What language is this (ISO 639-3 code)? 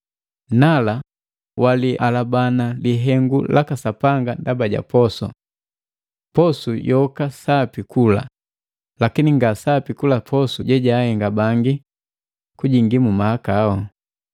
mgv